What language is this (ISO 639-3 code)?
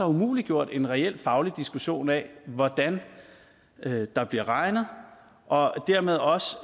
dan